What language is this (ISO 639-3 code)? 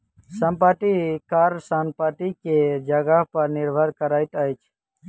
mai